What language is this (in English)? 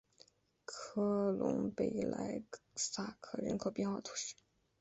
Chinese